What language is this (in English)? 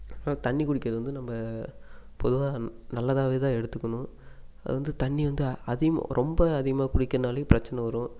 Tamil